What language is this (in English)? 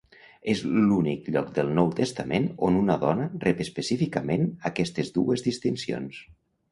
Catalan